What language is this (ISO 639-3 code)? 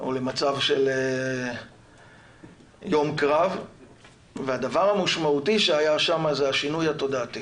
heb